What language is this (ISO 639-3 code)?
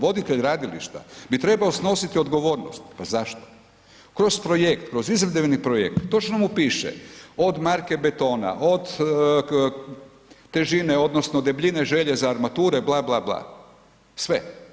hrv